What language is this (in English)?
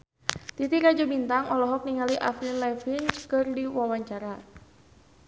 Sundanese